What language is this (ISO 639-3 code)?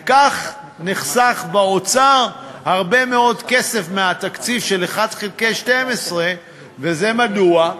heb